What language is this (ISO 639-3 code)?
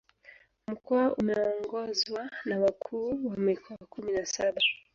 swa